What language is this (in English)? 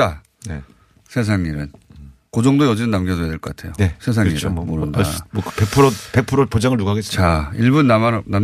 Korean